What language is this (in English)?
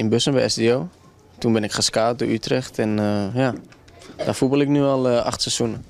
Dutch